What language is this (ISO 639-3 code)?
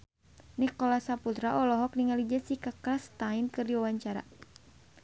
sun